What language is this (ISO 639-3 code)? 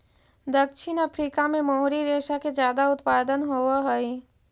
mag